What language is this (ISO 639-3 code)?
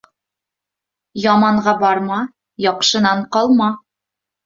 bak